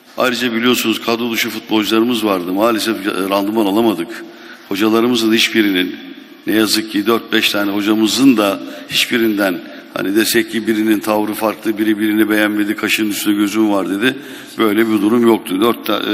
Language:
Turkish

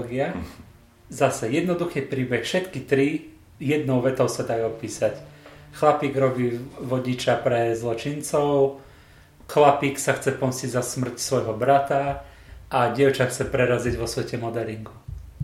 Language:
Slovak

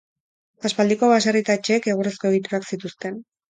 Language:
Basque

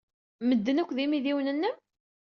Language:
Kabyle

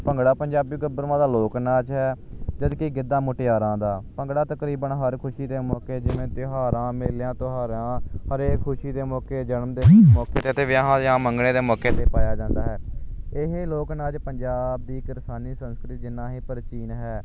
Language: Punjabi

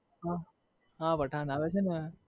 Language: Gujarati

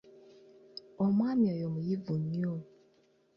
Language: Ganda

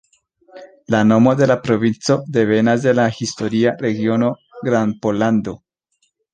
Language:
Esperanto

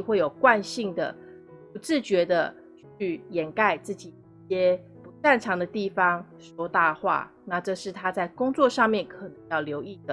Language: Chinese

